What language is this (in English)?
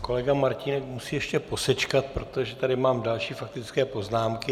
Czech